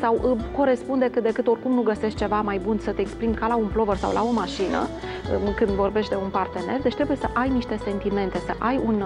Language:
Romanian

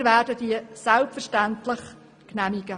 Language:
Swiss German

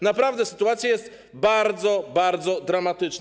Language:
Polish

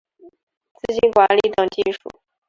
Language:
Chinese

